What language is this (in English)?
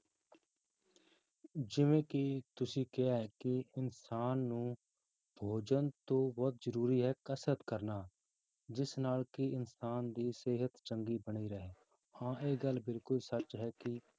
Punjabi